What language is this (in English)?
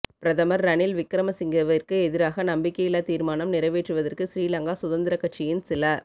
Tamil